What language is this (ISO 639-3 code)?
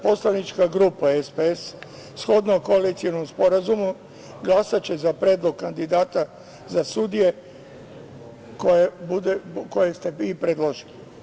srp